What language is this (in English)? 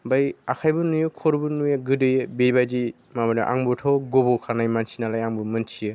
Bodo